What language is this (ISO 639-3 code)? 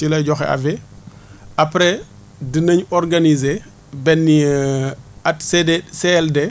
wol